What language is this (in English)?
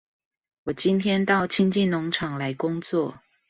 Chinese